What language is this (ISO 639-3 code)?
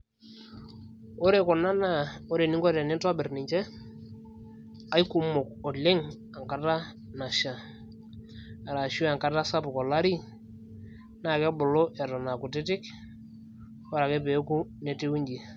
mas